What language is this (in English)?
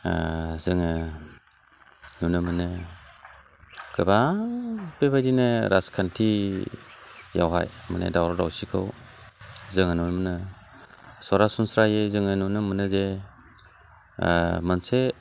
Bodo